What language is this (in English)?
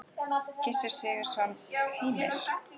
Icelandic